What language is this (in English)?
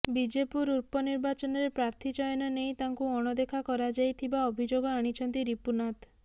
Odia